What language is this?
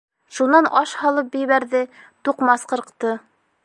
Bashkir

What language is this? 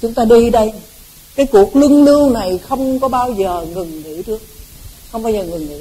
Vietnamese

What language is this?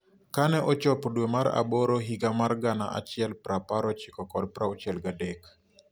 Luo (Kenya and Tanzania)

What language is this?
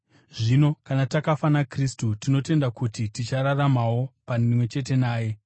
Shona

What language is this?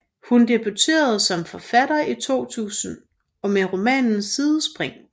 Danish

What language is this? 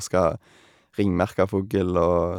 Norwegian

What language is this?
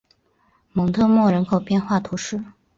Chinese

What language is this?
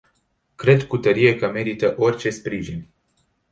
Romanian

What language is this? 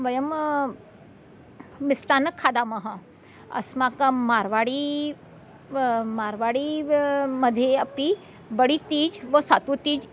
Sanskrit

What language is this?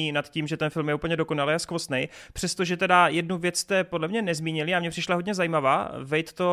Czech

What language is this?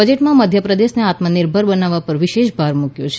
Gujarati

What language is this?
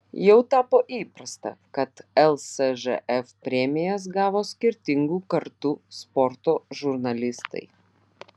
Lithuanian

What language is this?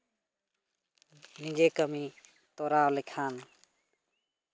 Santali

